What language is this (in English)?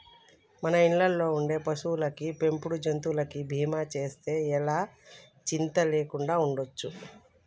Telugu